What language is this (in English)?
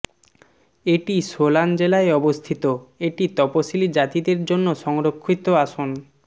Bangla